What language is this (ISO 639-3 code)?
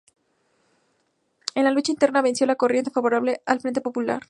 spa